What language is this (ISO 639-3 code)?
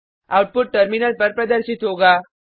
hin